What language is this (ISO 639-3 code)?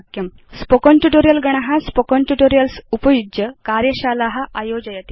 san